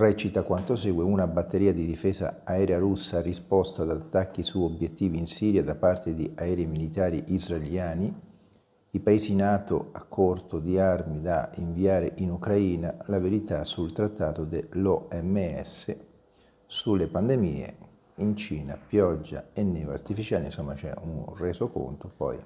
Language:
Italian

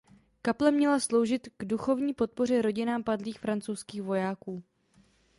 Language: Czech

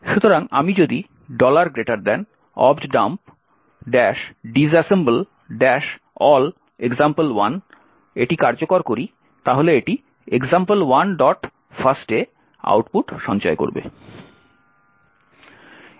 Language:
Bangla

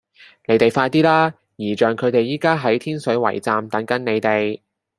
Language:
Cantonese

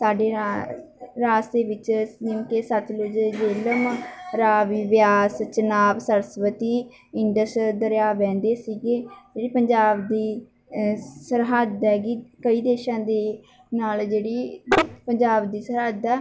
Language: Punjabi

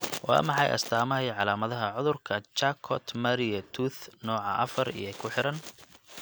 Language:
Somali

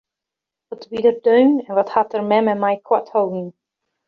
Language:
Western Frisian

